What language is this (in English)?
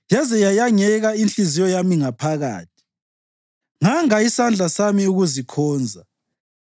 North Ndebele